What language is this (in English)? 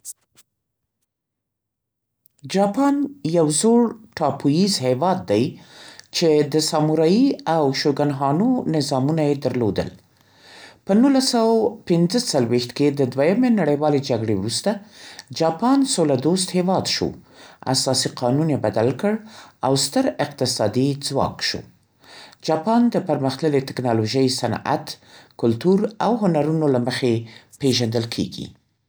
Central Pashto